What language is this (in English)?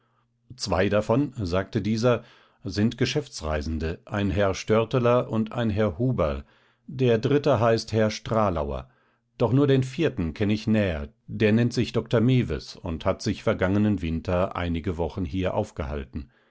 German